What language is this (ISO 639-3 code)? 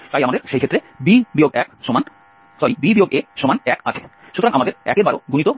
ben